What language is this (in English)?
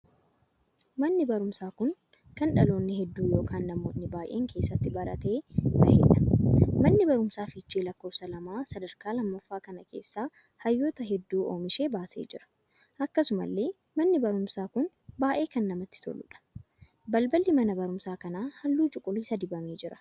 Oromo